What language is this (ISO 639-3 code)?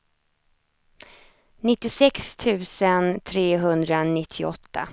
swe